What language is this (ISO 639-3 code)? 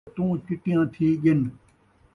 skr